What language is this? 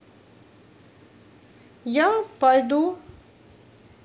Russian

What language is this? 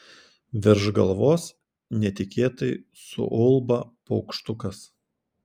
Lithuanian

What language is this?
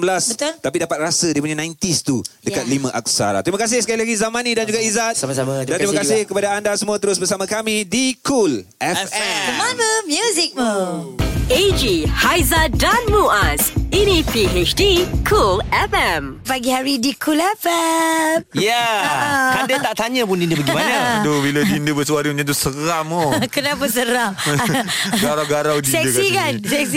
Malay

